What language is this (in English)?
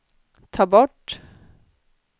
Swedish